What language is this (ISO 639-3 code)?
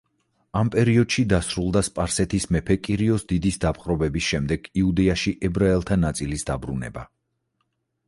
kat